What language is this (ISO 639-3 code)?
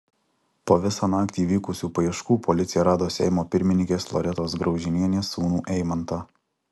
lit